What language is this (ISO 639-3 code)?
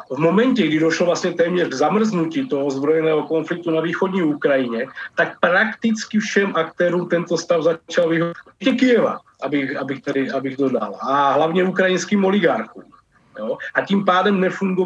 ces